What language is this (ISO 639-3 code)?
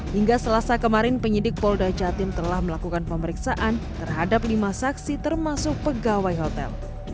ind